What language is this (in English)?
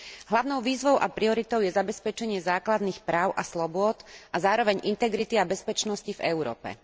Slovak